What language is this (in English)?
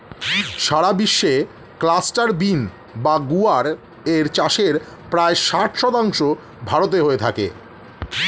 Bangla